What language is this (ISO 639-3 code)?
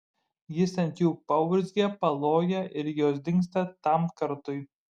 lit